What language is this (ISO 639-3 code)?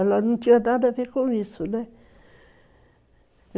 por